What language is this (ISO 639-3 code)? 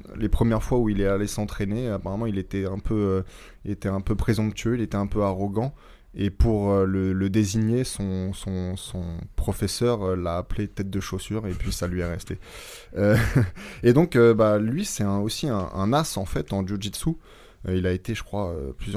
fra